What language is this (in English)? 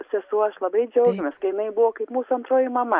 Lithuanian